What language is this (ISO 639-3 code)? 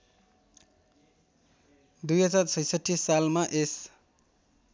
nep